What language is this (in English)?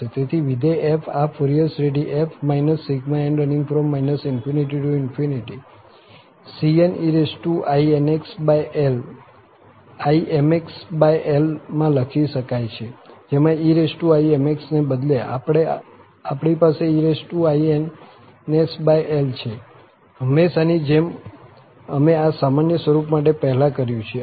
Gujarati